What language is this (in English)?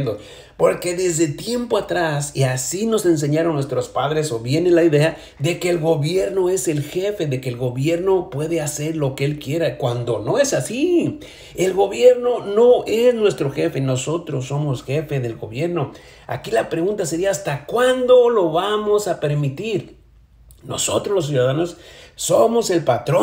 Spanish